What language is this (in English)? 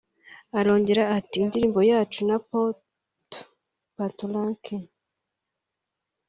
Kinyarwanda